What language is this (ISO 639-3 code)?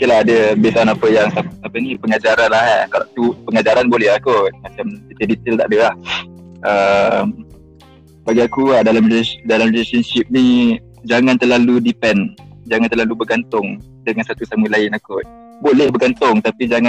msa